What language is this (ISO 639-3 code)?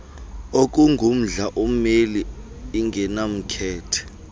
xho